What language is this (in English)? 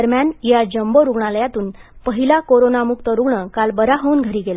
Marathi